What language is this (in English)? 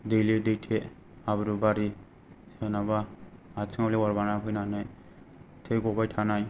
Bodo